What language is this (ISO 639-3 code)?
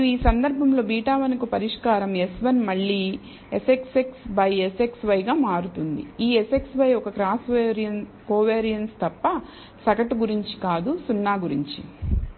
tel